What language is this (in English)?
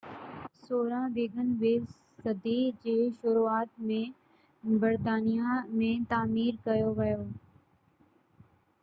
Sindhi